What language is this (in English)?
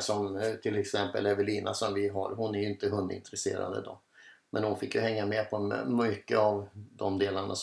Swedish